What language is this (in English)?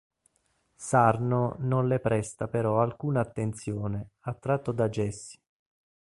Italian